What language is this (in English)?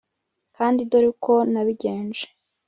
Kinyarwanda